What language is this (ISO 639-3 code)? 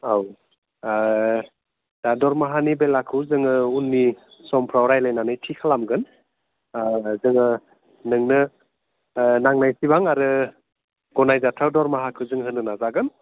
brx